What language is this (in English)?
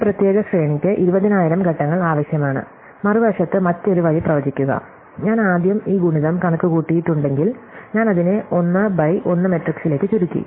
Malayalam